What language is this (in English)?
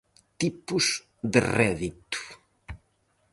Galician